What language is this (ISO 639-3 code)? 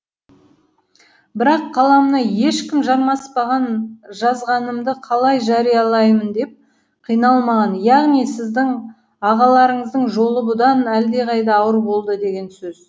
kaz